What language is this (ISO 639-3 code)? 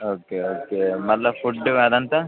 tel